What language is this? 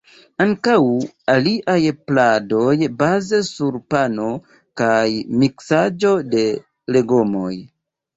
Esperanto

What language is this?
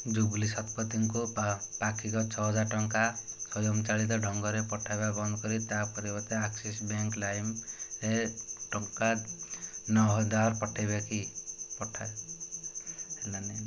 Odia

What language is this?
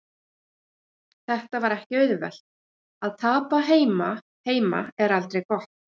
Icelandic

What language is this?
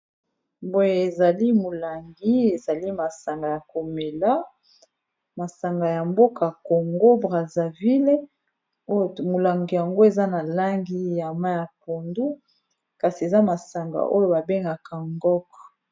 Lingala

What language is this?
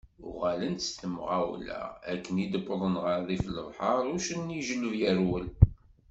Kabyle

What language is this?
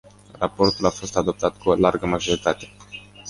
Romanian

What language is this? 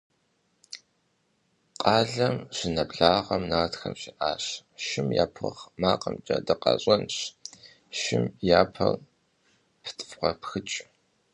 Kabardian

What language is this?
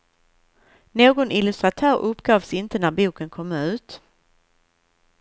Swedish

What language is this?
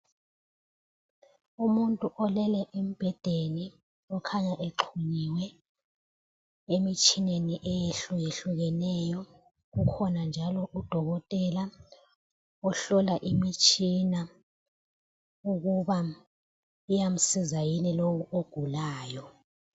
North Ndebele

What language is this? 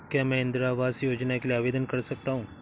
Hindi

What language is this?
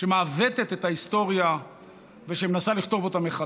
Hebrew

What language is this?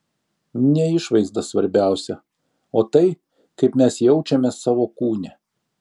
Lithuanian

